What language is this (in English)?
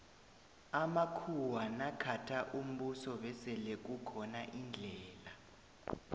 South Ndebele